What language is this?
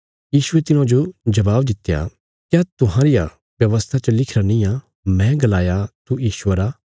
Bilaspuri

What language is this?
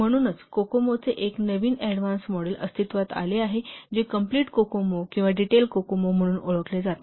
Marathi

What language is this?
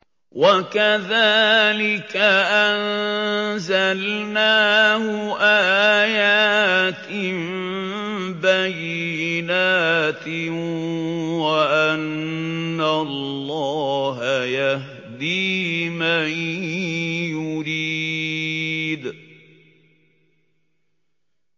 Arabic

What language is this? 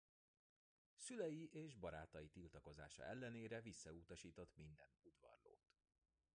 Hungarian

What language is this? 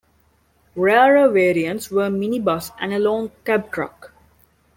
English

